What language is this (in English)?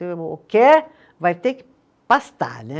Portuguese